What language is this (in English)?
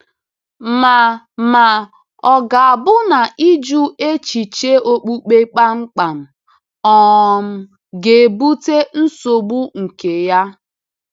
Igbo